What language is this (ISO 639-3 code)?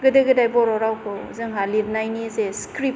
brx